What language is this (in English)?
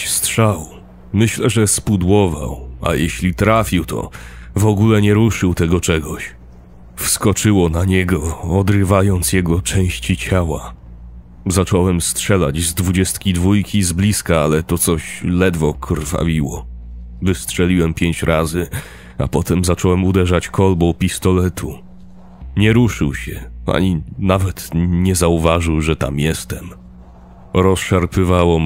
Polish